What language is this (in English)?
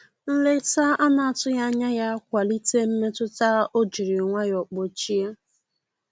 Igbo